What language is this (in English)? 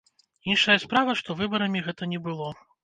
Belarusian